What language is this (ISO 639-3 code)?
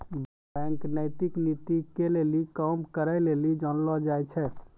mai